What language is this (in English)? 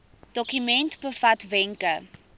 Afrikaans